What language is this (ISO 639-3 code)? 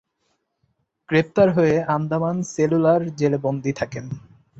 ben